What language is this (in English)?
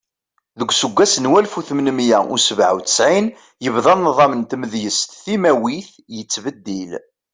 Kabyle